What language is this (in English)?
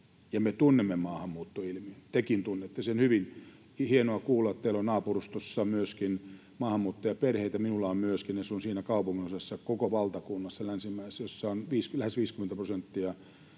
Finnish